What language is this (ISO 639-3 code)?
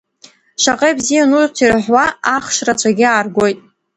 abk